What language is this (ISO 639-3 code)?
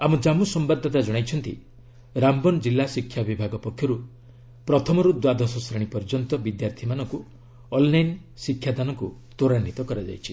ori